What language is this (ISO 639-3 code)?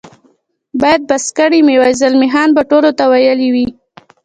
pus